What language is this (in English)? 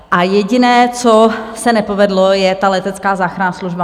Czech